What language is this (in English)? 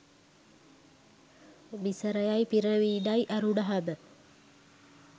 Sinhala